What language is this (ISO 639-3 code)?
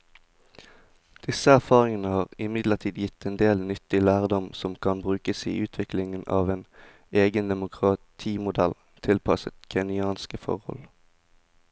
nor